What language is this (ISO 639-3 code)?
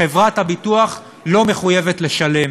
heb